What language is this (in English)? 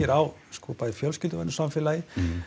Icelandic